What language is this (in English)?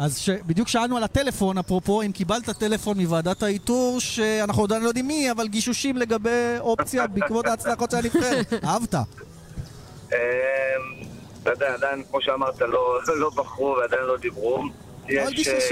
Hebrew